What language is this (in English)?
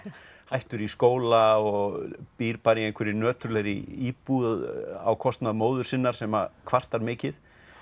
Icelandic